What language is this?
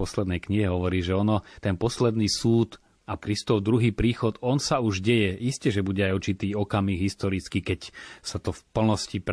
Slovak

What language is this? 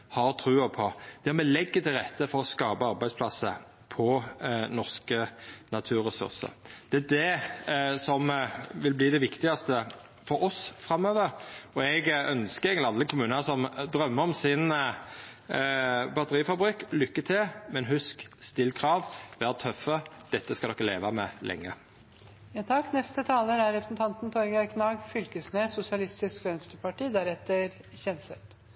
Norwegian Nynorsk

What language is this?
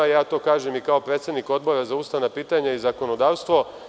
Serbian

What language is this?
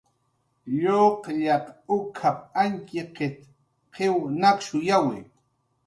Jaqaru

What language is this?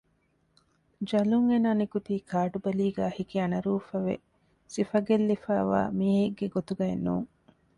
Divehi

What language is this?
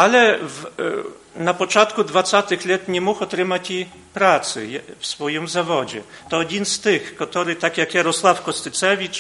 Polish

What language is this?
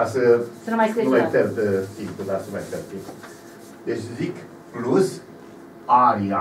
Romanian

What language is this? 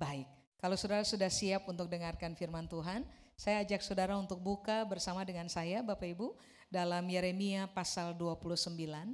Indonesian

